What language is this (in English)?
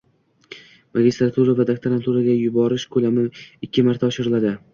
Uzbek